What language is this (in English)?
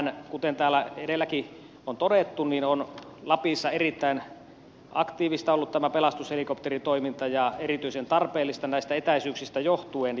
Finnish